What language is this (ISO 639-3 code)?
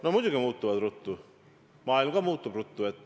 est